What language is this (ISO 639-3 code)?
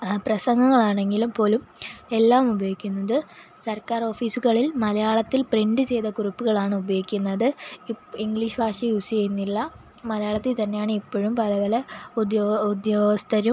mal